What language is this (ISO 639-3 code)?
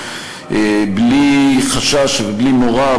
heb